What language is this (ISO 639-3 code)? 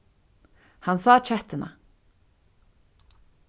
fao